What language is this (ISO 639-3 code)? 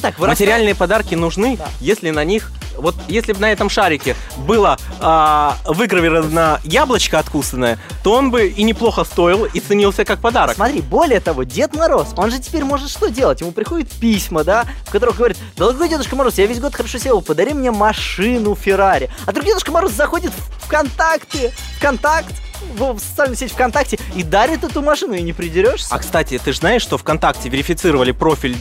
rus